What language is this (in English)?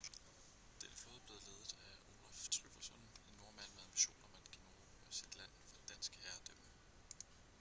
Danish